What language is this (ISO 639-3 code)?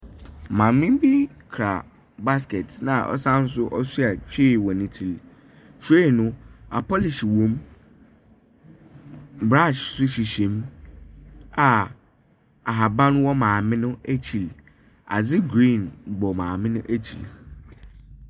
aka